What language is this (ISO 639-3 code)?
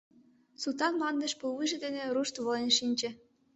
chm